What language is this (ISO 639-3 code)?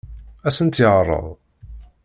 kab